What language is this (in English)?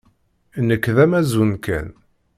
Kabyle